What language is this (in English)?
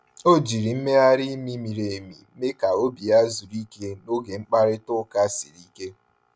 Igbo